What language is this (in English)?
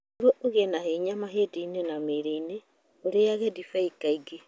Kikuyu